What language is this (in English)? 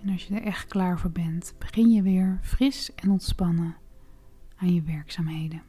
Dutch